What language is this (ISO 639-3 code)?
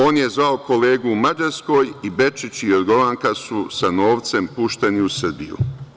srp